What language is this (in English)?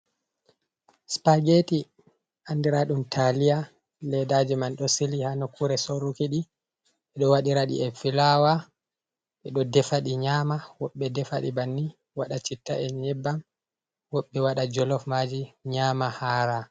Fula